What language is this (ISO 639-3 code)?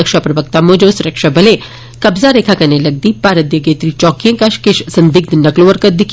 doi